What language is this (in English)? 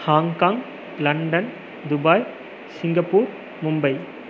Tamil